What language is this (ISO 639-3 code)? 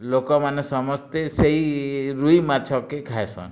ori